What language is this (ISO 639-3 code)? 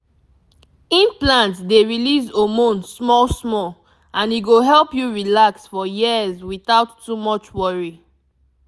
pcm